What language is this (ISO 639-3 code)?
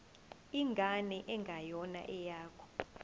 zul